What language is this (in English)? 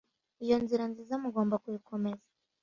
Kinyarwanda